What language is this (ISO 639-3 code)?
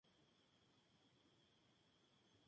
spa